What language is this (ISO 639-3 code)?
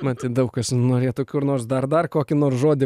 lit